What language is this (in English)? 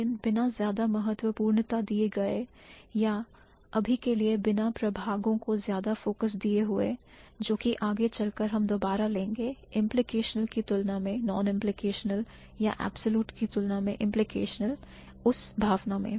Hindi